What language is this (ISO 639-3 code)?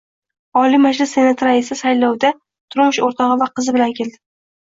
uzb